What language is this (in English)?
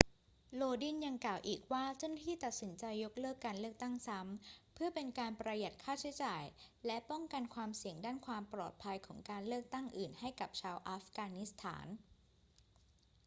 Thai